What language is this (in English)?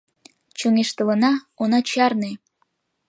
Mari